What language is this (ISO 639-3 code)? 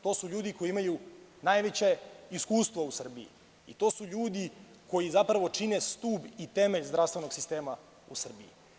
srp